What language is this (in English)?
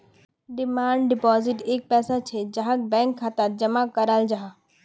Magahi